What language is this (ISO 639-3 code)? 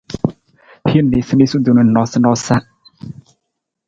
nmz